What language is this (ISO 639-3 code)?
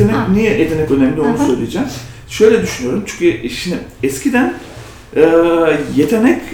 tur